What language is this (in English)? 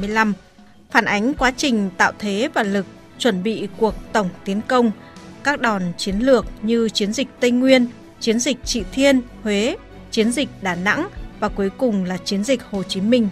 Vietnamese